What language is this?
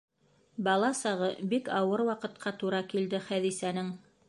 Bashkir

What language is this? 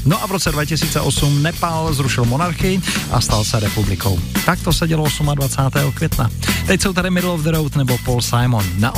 Czech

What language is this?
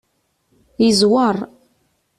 Kabyle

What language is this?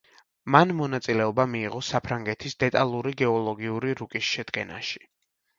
Georgian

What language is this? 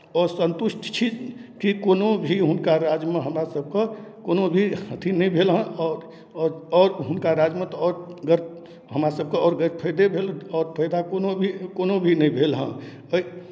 Maithili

